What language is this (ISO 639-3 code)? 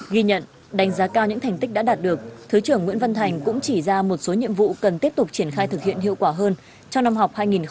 vie